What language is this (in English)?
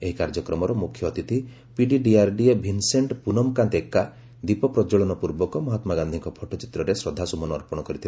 Odia